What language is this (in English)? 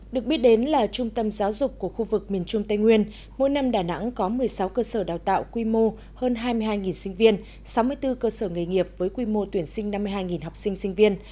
Vietnamese